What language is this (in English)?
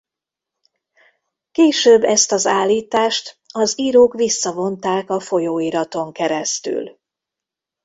Hungarian